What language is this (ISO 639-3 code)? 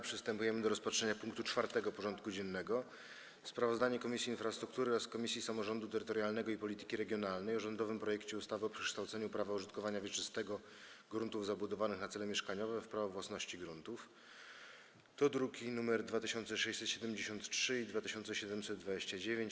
pol